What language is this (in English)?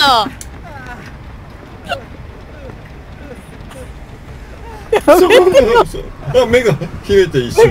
Japanese